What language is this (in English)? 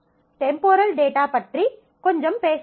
Tamil